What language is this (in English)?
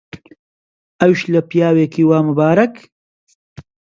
Central Kurdish